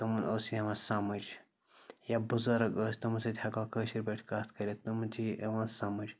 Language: Kashmiri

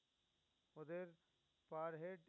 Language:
Bangla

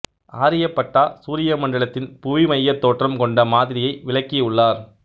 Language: Tamil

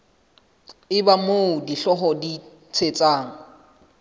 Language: Southern Sotho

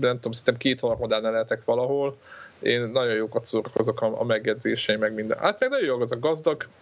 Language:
Hungarian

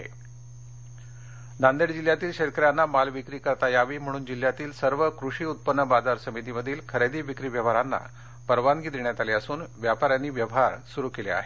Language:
Marathi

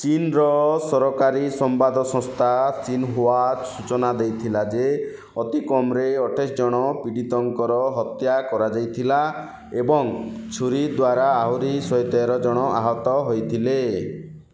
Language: Odia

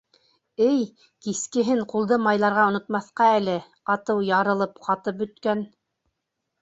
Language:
Bashkir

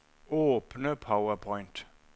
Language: Norwegian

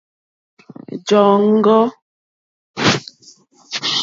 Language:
Mokpwe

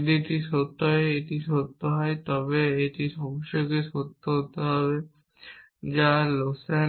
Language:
Bangla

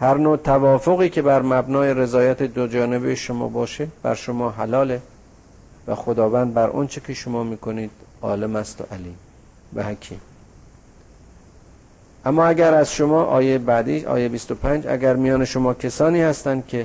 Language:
Persian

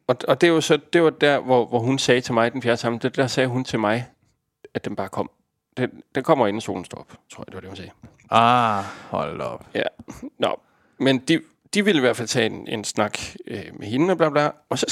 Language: Danish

